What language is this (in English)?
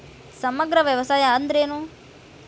Kannada